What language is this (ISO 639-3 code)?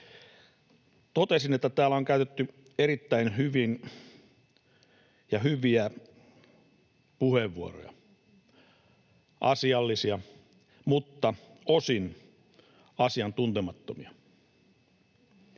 fin